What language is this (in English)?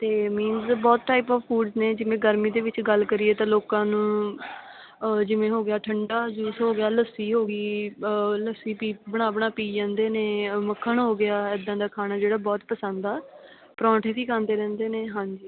Punjabi